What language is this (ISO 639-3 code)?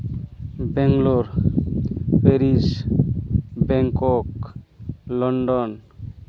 sat